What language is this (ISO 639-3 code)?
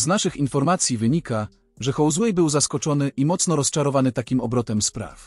pol